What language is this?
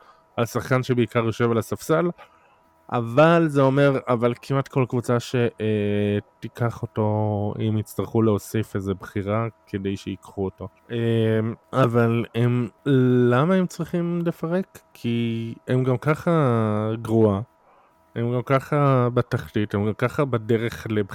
Hebrew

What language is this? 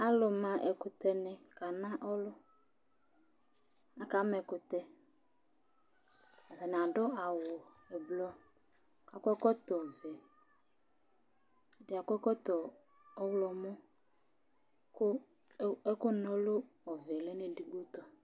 Ikposo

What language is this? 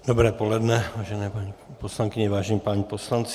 Czech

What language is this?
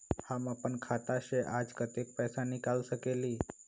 Magahi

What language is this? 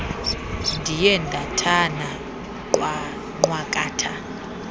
Xhosa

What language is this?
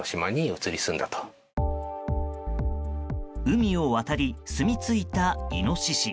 Japanese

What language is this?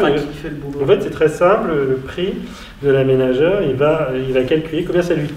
French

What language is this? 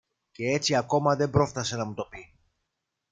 Greek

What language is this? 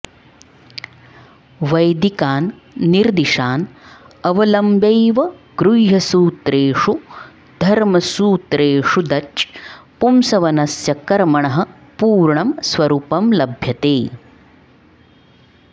Sanskrit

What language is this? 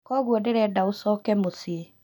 Kikuyu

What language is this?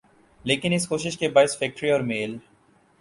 Urdu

